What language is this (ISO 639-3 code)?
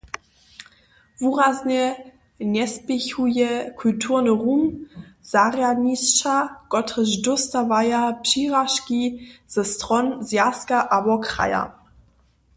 hsb